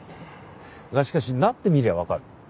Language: Japanese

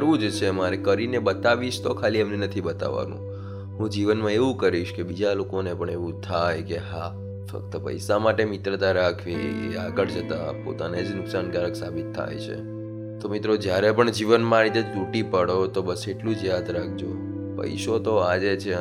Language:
Gujarati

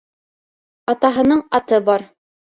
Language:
Bashkir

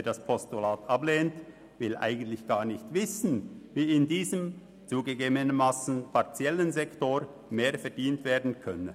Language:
Swiss German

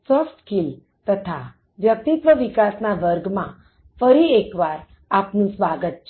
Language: Gujarati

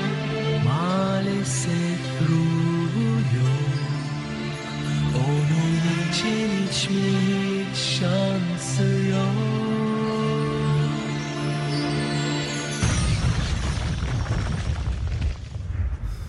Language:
Turkish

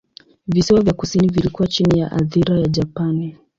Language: Swahili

